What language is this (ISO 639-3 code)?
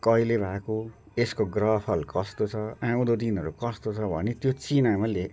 nep